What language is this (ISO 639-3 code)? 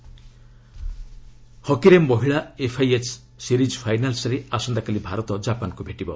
ori